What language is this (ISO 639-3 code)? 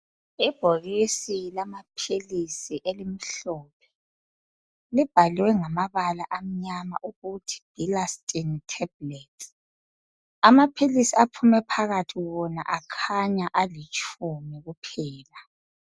nde